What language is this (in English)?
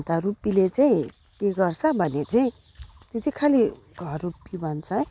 Nepali